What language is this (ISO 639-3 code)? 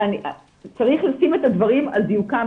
heb